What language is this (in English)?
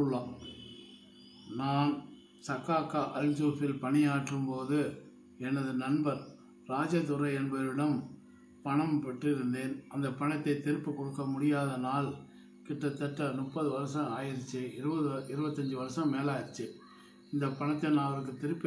Arabic